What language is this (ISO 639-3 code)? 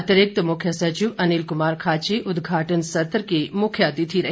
hin